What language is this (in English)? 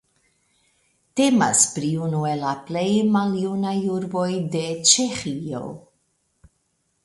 Esperanto